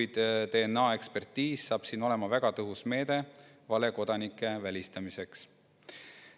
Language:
Estonian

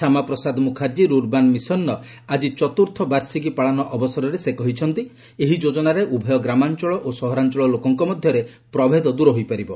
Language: Odia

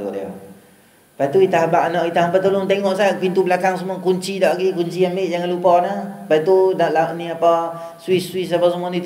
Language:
Malay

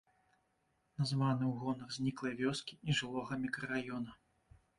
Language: Belarusian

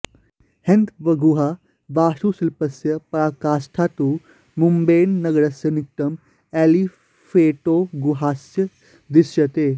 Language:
Sanskrit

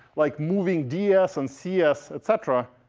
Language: English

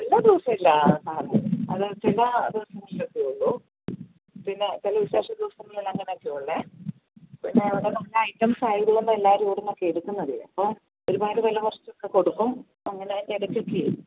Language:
Malayalam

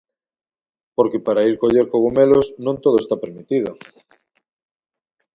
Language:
Galician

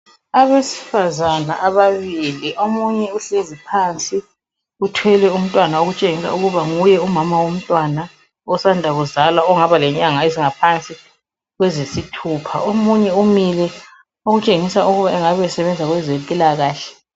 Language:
North Ndebele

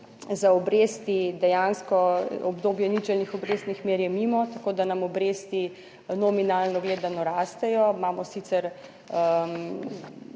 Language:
Slovenian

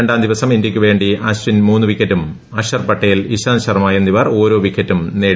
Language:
Malayalam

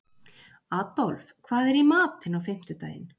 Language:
Icelandic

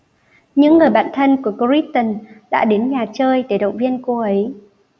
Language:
Vietnamese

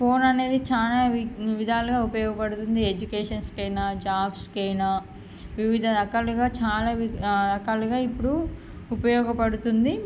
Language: Telugu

